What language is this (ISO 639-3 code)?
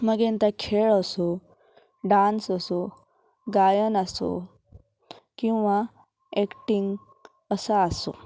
kok